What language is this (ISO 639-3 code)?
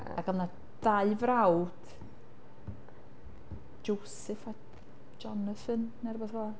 cym